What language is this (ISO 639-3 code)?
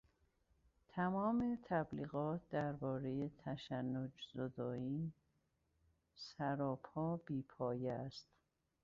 fas